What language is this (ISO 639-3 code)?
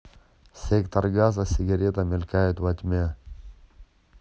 rus